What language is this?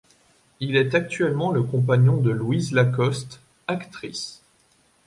French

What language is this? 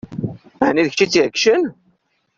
Kabyle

